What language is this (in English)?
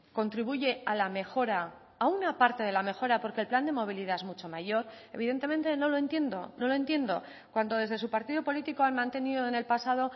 Spanish